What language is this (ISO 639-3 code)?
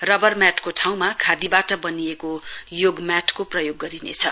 nep